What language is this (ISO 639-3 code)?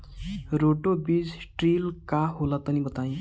bho